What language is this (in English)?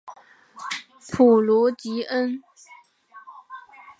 Chinese